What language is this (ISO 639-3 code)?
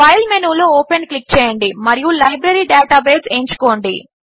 tel